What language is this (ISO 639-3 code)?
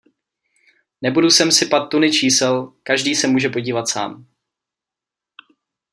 ces